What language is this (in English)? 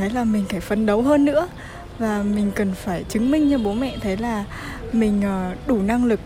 Vietnamese